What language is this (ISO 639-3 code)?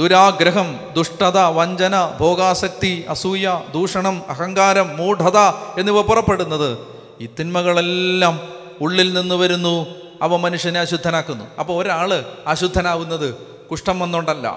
mal